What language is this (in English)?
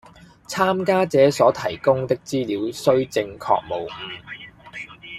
Cantonese